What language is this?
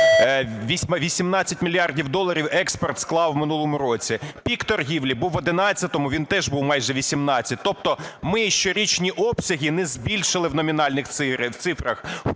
Ukrainian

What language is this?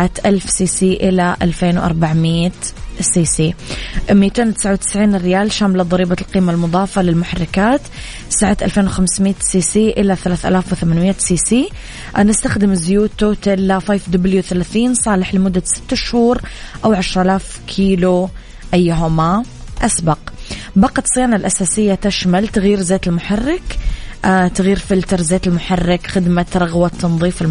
Arabic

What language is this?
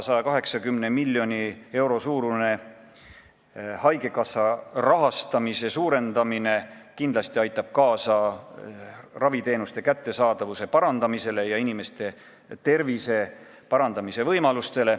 Estonian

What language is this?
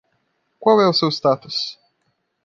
Portuguese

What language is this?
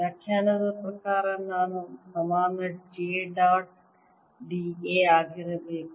Kannada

